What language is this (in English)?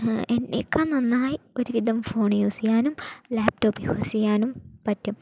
Malayalam